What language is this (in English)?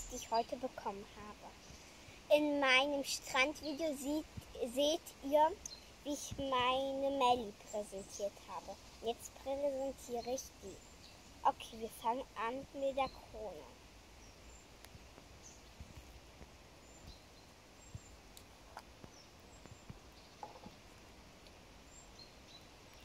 German